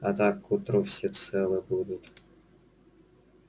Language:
Russian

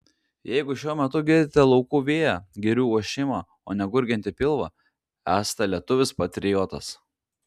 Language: Lithuanian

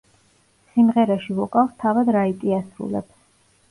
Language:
Georgian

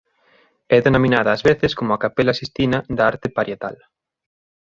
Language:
Galician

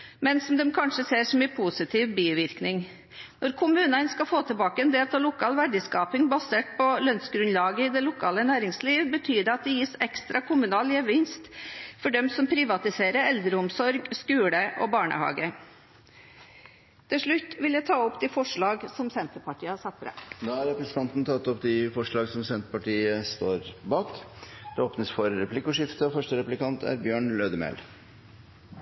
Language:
Norwegian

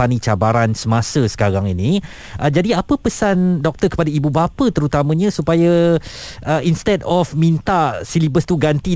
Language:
Malay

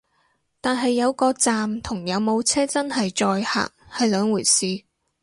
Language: Cantonese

